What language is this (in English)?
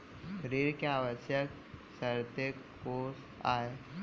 Chhattisgarhi